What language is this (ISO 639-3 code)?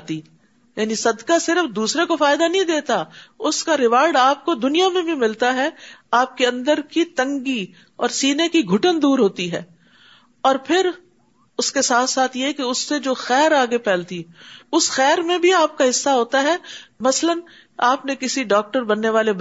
urd